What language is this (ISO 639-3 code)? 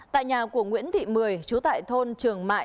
vie